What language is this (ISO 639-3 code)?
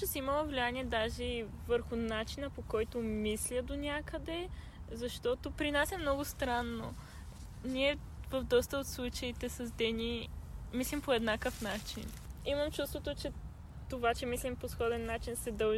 bul